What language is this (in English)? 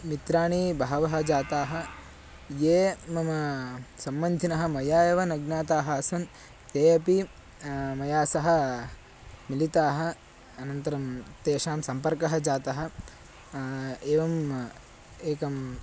Sanskrit